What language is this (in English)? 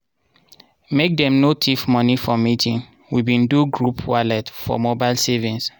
Nigerian Pidgin